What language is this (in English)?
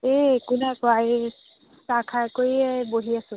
Assamese